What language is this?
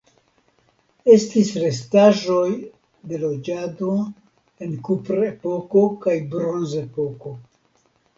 Esperanto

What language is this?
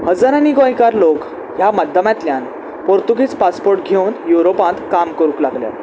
Konkani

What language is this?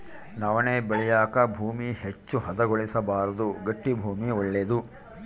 Kannada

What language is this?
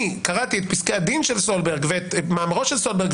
Hebrew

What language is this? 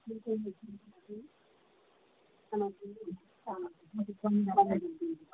Nepali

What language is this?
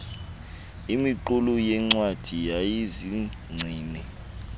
Xhosa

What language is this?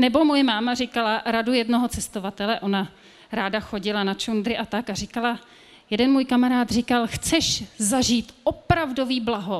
Czech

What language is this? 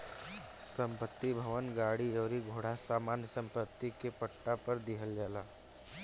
Bhojpuri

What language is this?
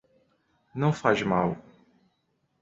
Portuguese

